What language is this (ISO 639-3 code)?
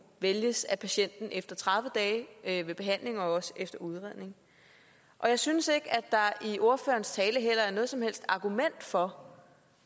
dan